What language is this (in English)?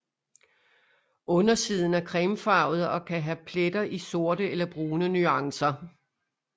Danish